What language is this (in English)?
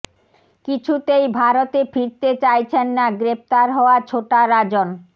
Bangla